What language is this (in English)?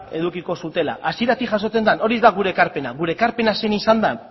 Basque